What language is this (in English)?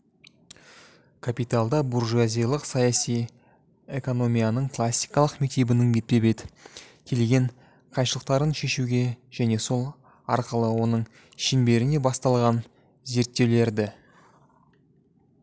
Kazakh